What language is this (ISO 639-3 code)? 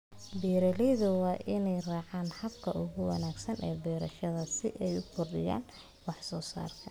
som